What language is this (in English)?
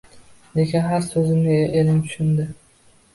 Uzbek